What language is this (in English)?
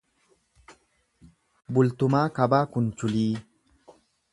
Oromo